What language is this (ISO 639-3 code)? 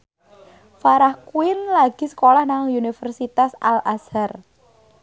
jav